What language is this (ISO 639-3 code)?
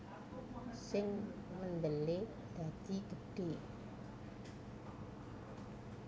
jav